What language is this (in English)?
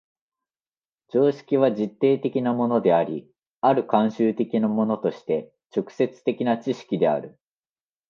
Japanese